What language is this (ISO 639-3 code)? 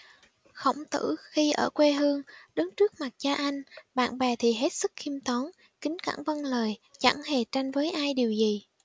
vie